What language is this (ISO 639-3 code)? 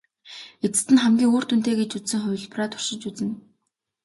mon